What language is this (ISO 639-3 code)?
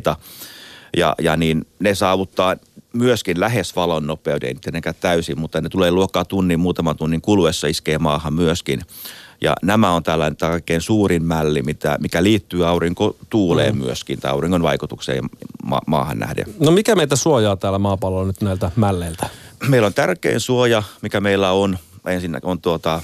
fin